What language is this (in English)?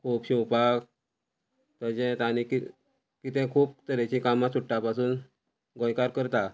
Konkani